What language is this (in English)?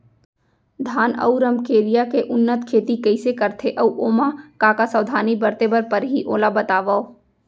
Chhattisgarhi